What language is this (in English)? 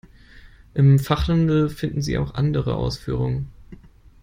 German